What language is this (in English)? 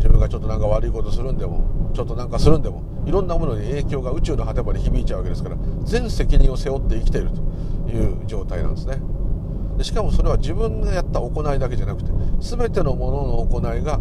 Japanese